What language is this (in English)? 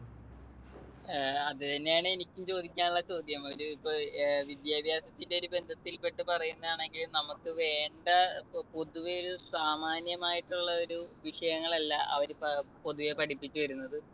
Malayalam